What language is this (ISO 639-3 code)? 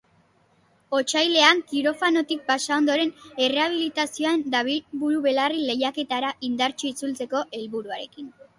eus